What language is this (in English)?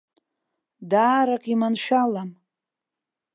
Abkhazian